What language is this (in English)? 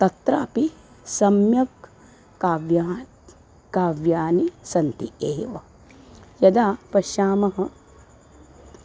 Sanskrit